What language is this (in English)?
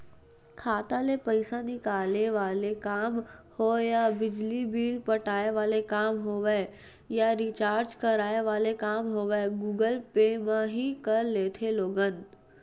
Chhattisgarhi